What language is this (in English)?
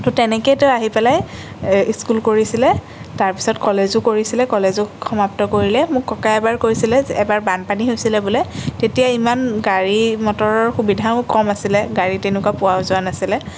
Assamese